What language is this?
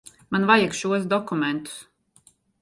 Latvian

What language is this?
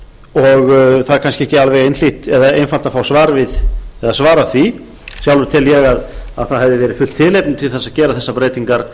Icelandic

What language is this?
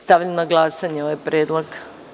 Serbian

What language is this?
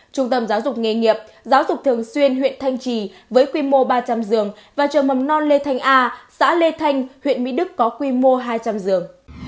Vietnamese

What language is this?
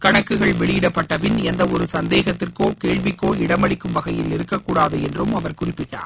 Tamil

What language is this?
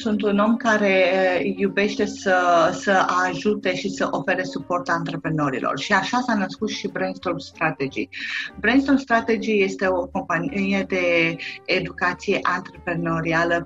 Romanian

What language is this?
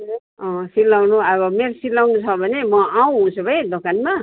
Nepali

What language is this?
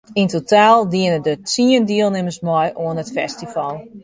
Western Frisian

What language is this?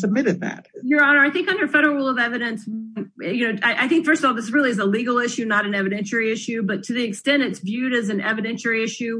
English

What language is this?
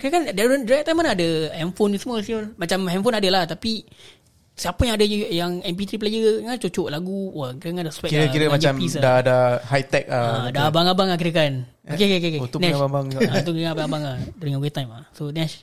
Malay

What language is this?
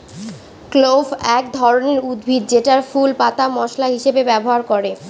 Bangla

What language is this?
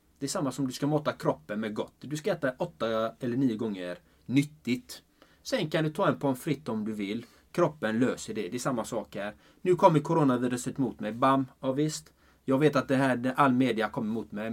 Swedish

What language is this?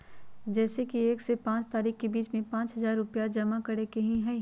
Magahi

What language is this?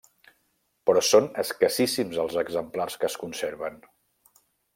Catalan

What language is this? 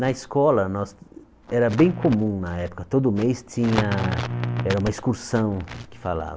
Portuguese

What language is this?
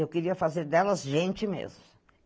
Portuguese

